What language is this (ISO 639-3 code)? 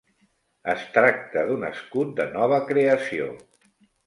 cat